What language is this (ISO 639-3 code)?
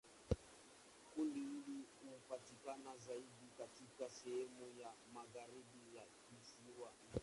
swa